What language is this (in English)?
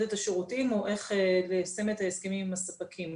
Hebrew